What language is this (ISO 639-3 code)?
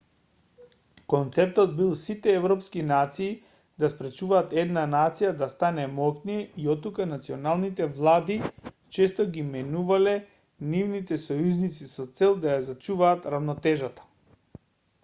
mkd